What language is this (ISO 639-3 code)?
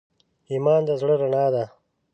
pus